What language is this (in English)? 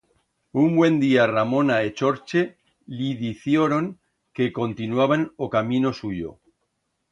Aragonese